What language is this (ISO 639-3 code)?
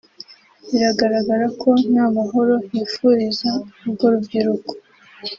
kin